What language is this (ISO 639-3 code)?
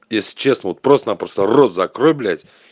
rus